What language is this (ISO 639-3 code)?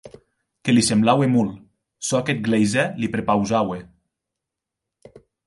oci